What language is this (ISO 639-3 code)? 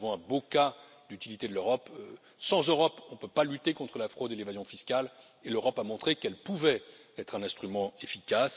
fra